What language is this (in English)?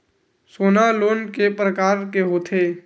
Chhattisgarhi